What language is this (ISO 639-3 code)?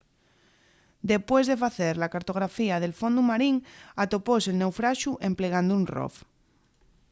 ast